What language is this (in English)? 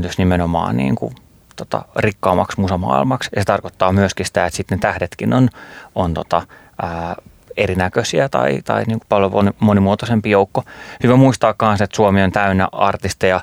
Finnish